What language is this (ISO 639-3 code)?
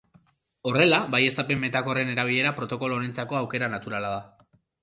eus